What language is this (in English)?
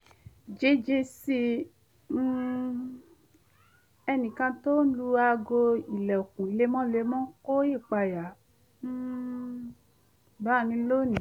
Yoruba